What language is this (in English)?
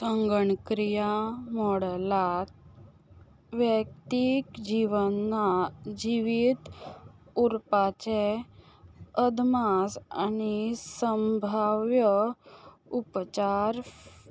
Konkani